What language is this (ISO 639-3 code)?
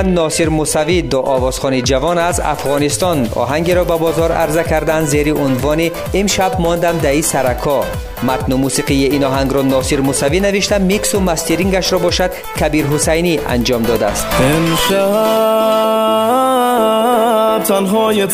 fas